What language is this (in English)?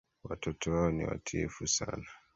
Swahili